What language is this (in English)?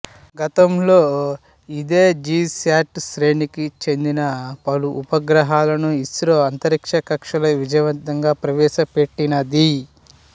Telugu